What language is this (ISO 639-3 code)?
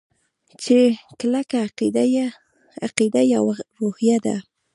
pus